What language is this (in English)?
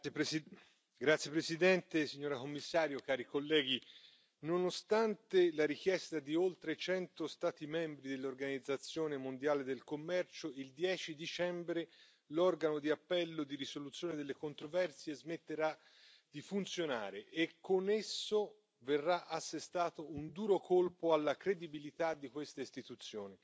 Italian